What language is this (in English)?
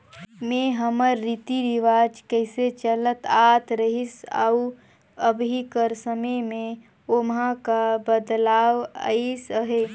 Chhattisgarhi